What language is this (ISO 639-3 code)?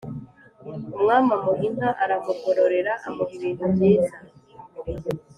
kin